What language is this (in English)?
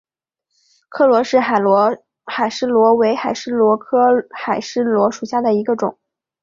Chinese